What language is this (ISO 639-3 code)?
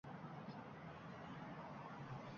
uzb